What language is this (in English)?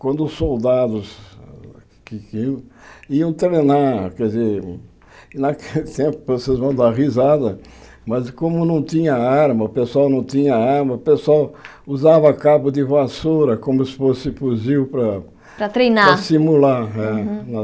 Portuguese